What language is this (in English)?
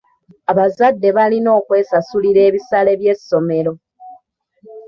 Ganda